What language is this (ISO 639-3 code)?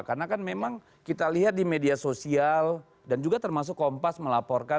ind